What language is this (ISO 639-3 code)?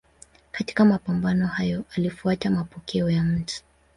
swa